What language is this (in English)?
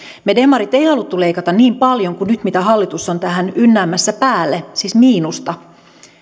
Finnish